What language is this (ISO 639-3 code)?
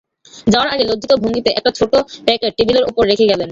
ben